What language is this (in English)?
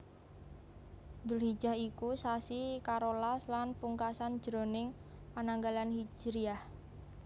Javanese